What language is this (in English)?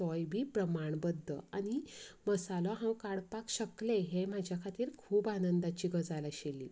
Konkani